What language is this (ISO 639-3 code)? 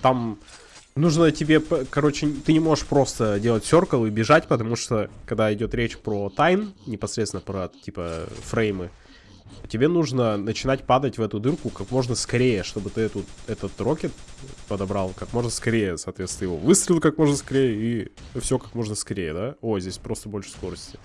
rus